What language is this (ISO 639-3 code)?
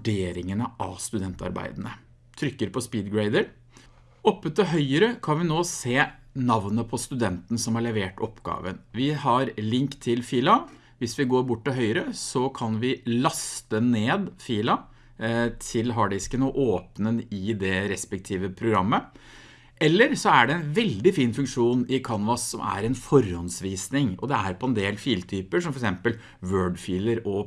nor